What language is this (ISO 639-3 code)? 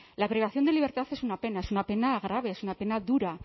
spa